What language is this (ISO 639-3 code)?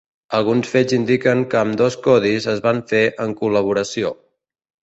cat